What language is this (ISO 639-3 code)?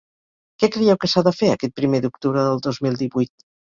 cat